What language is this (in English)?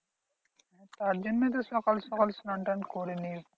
Bangla